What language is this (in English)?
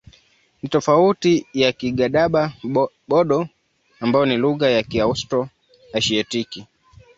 Swahili